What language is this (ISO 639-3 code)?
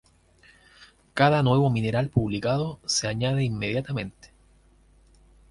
spa